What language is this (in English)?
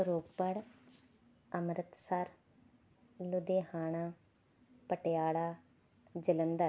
Punjabi